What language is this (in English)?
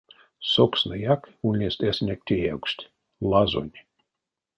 Erzya